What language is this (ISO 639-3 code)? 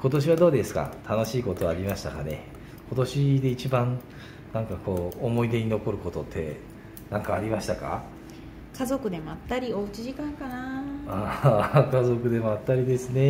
jpn